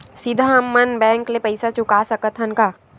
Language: Chhattisgarhi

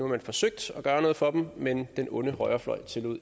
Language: Danish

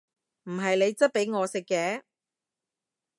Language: Cantonese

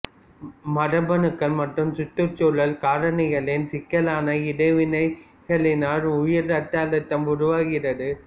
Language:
Tamil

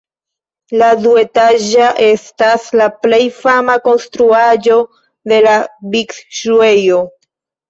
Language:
Esperanto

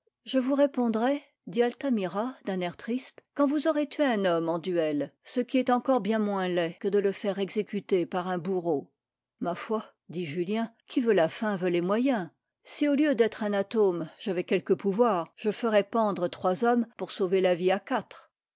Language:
French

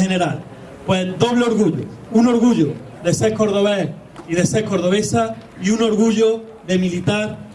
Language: Spanish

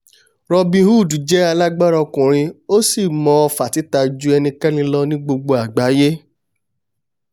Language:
Yoruba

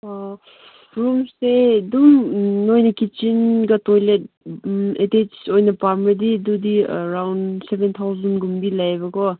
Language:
Manipuri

